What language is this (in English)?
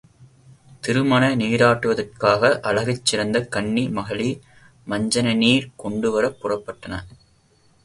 Tamil